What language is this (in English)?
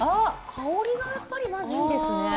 Japanese